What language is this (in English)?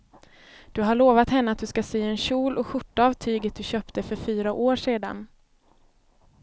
Swedish